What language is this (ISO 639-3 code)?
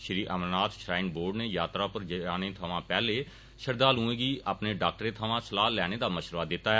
doi